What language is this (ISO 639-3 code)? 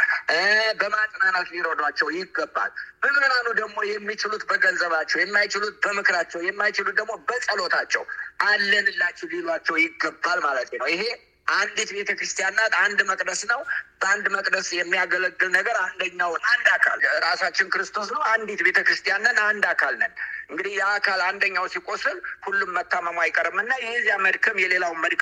amh